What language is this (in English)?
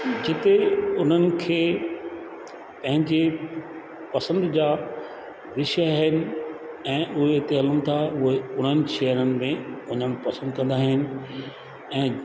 Sindhi